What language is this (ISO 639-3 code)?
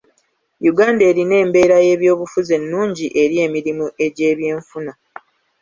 lug